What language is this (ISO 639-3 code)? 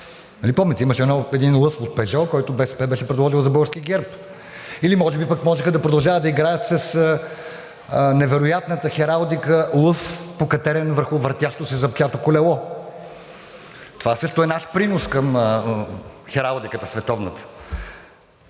bul